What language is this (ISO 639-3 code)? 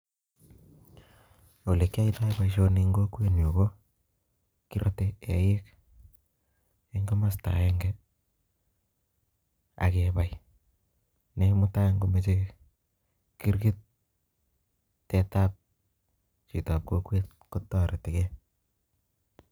kln